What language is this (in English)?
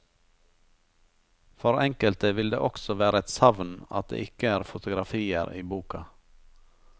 Norwegian